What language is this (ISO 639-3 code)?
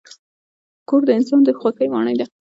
pus